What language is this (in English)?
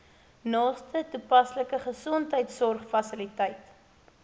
Afrikaans